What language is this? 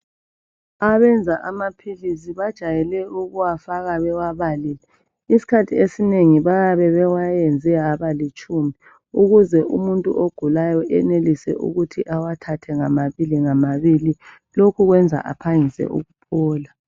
North Ndebele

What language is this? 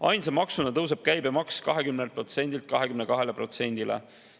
Estonian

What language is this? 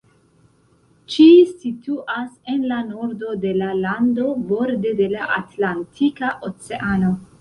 Esperanto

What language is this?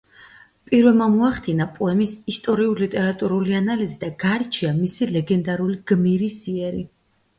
Georgian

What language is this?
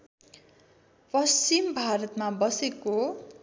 Nepali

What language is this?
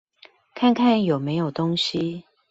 Chinese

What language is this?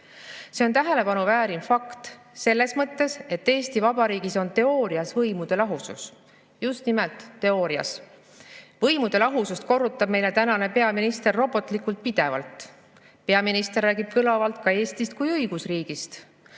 Estonian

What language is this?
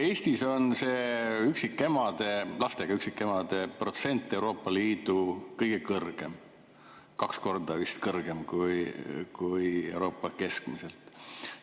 Estonian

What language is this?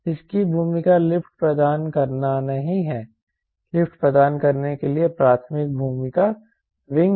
Hindi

